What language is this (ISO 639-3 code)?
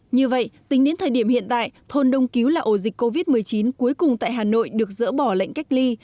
vie